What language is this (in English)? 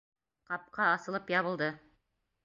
Bashkir